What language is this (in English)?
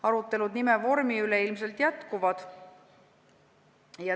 Estonian